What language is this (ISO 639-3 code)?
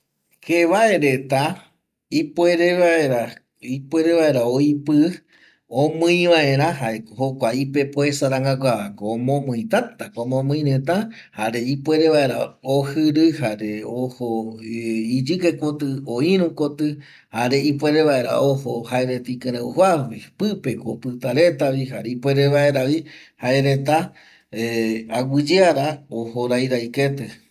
gui